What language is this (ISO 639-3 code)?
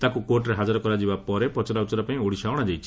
ori